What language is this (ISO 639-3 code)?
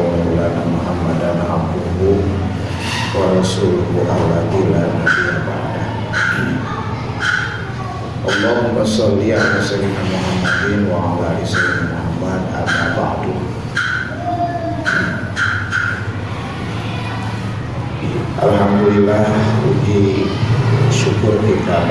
ind